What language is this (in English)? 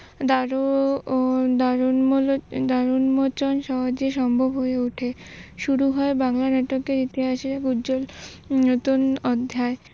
Bangla